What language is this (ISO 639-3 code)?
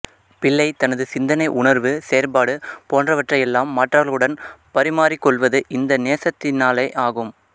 tam